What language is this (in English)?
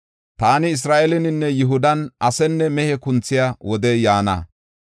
Gofa